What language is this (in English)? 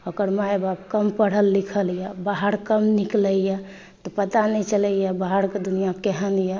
Maithili